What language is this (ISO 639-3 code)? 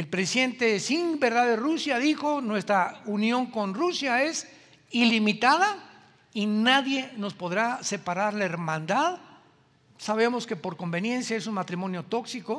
spa